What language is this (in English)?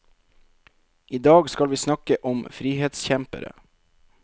Norwegian